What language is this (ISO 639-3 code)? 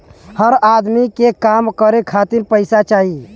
bho